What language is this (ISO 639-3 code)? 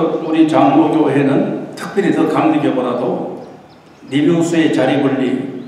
kor